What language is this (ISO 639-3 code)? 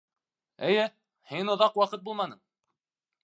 bak